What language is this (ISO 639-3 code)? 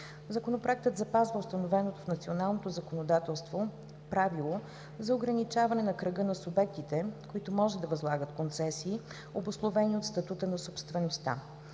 bul